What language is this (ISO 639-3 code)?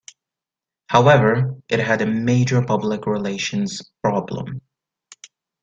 eng